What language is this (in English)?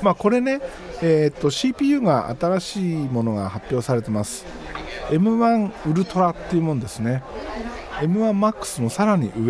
Japanese